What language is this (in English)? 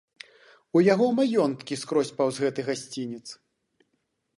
Belarusian